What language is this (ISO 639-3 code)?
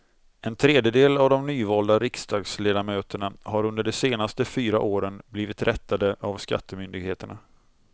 swe